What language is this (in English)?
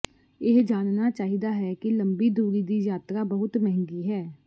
Punjabi